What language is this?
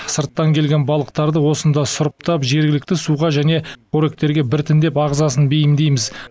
Kazakh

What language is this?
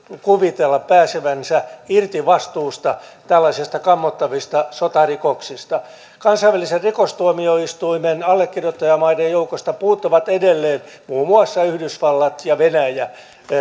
Finnish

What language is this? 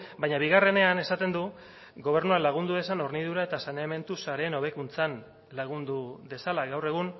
Basque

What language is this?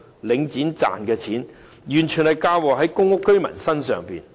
Cantonese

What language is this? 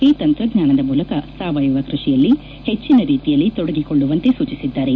Kannada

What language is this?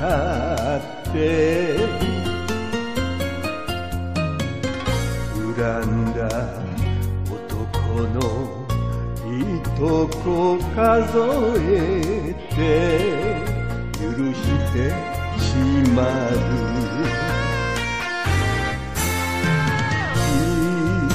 Turkish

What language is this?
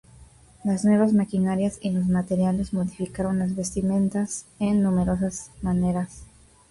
Spanish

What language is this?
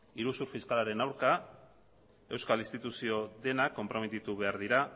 Basque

